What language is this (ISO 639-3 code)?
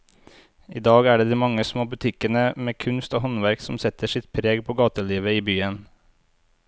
nor